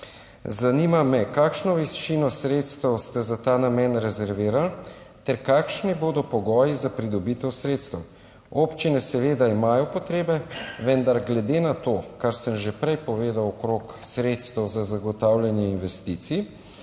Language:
Slovenian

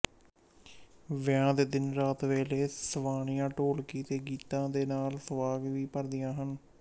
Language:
Punjabi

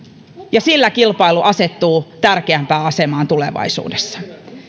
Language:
Finnish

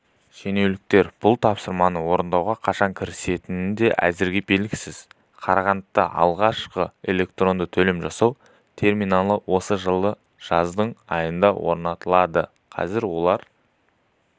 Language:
Kazakh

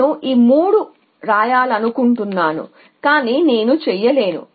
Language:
Telugu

